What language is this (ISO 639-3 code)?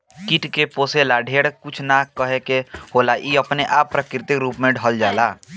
bho